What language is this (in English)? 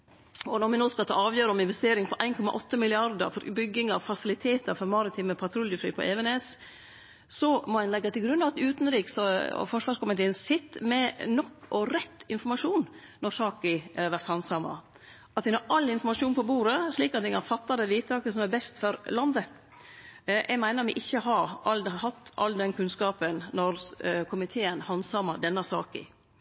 Norwegian Nynorsk